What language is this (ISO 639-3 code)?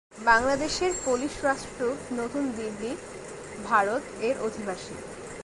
ben